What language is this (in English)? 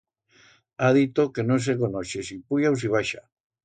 Aragonese